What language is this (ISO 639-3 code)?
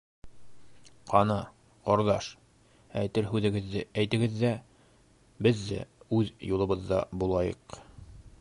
bak